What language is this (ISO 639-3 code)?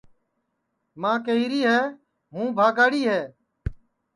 ssi